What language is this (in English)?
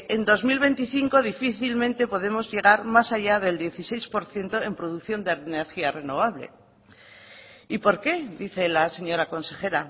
Spanish